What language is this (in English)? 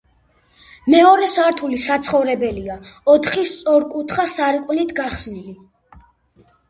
Georgian